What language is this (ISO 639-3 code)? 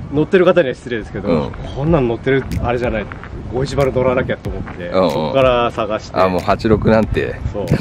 jpn